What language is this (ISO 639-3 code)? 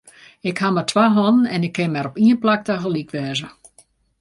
fry